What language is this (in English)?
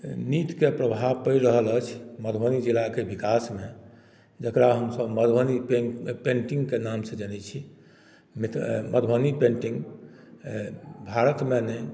Maithili